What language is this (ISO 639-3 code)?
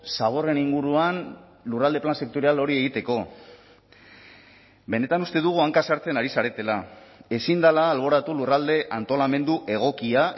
eus